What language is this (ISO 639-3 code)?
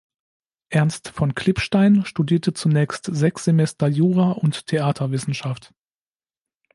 deu